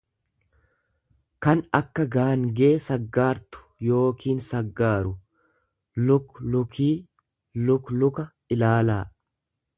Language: Oromo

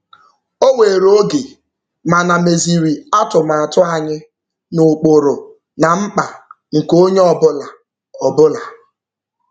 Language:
Igbo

